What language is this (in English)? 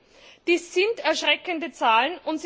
German